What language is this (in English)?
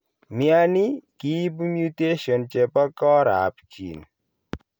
Kalenjin